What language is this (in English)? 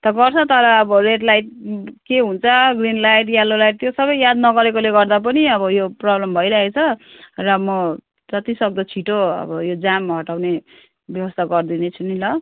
Nepali